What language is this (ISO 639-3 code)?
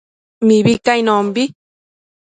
mcf